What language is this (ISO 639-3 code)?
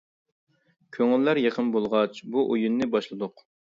uig